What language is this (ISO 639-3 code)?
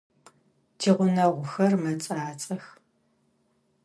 ady